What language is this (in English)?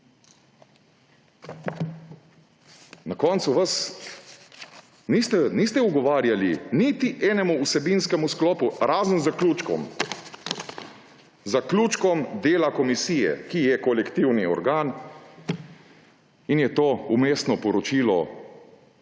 Slovenian